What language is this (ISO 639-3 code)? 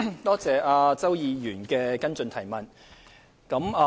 yue